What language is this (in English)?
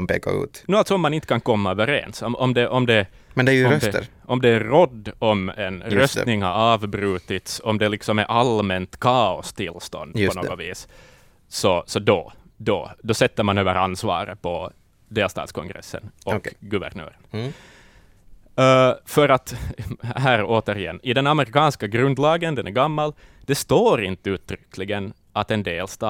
Swedish